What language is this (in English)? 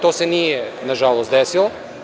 Serbian